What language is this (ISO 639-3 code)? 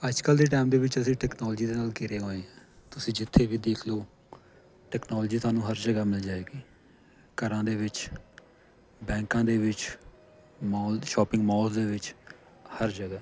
pan